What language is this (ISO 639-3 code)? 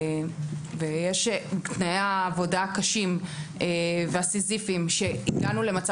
heb